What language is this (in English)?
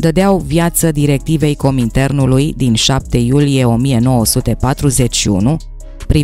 Romanian